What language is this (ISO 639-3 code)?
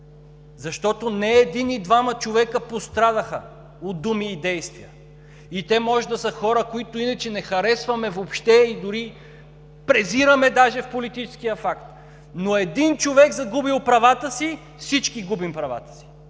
bul